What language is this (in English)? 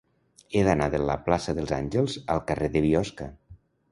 Catalan